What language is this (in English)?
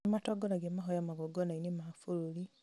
Kikuyu